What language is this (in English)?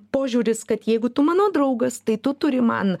Lithuanian